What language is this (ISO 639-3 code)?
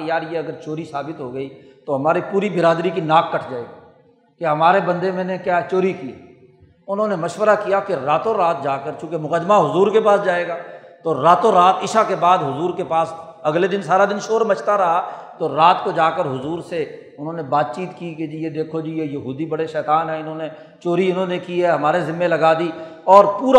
urd